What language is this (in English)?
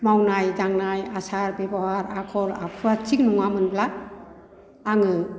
Bodo